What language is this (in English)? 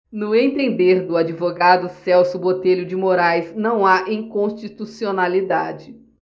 Portuguese